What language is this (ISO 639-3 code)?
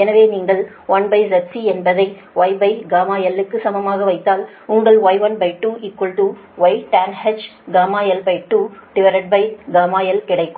tam